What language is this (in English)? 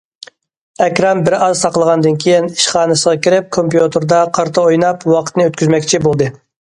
Uyghur